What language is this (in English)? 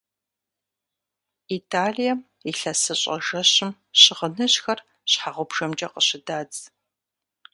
Kabardian